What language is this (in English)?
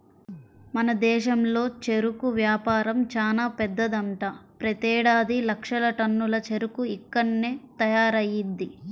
Telugu